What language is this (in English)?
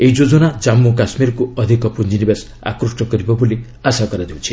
Odia